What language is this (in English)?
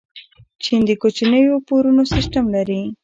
Pashto